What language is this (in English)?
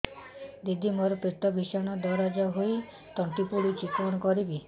Odia